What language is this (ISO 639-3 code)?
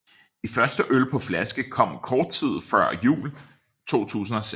dan